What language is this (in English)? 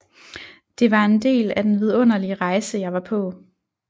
Danish